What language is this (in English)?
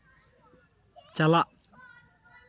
Santali